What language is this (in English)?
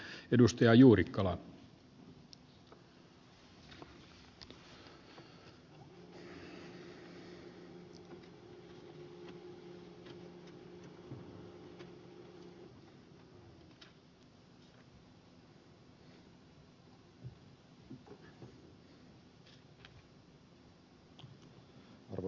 Finnish